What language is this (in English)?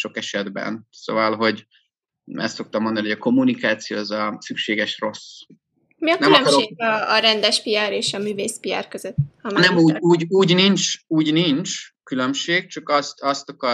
Hungarian